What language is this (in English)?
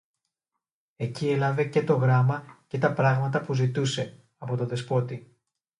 Greek